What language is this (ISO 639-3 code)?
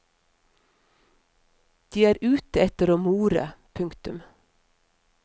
nor